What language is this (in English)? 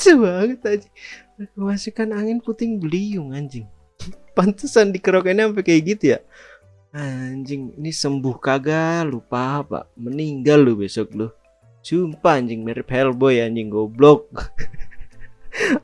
Indonesian